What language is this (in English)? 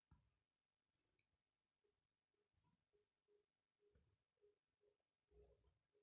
Chhattisgarhi